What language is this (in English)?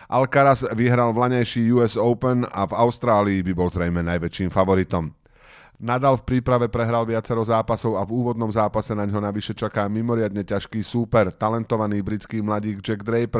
Slovak